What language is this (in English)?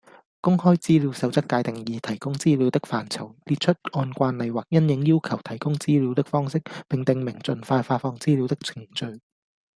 Cantonese